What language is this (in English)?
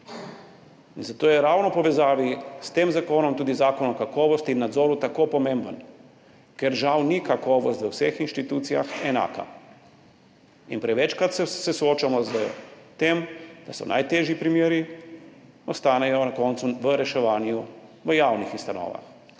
Slovenian